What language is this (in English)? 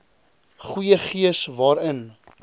Afrikaans